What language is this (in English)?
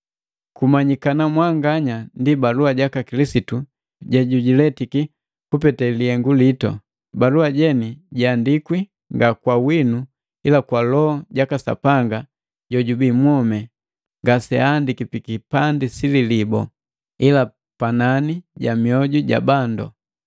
Matengo